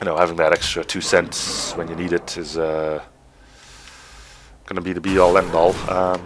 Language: English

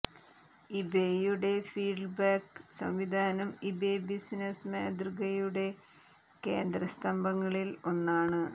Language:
Malayalam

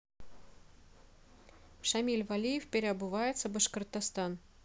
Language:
Russian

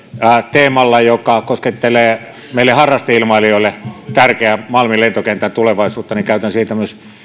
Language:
Finnish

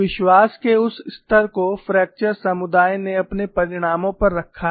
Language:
Hindi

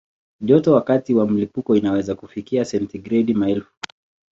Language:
Swahili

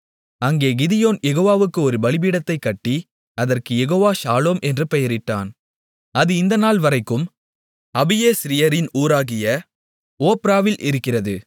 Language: Tamil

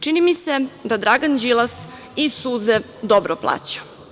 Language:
Serbian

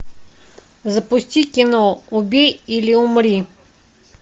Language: Russian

